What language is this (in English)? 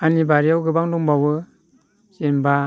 Bodo